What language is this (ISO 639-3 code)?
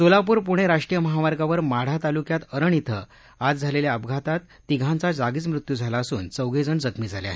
mar